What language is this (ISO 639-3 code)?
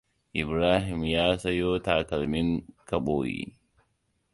hau